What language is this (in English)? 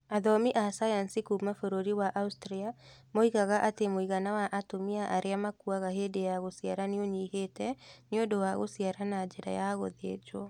Kikuyu